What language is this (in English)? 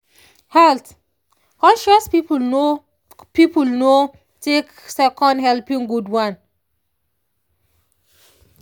Nigerian Pidgin